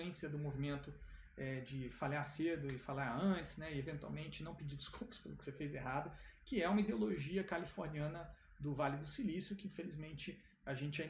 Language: Portuguese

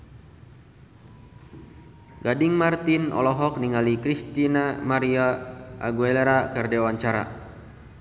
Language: Sundanese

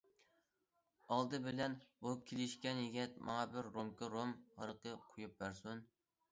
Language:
Uyghur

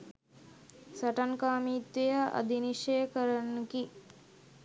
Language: Sinhala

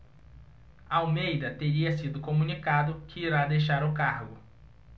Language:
Portuguese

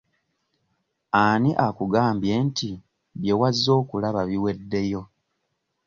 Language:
Ganda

